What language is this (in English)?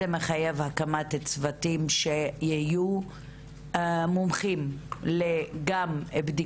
Hebrew